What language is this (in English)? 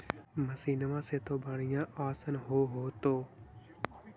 Magahi